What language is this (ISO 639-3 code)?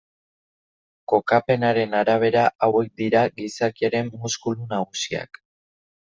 eus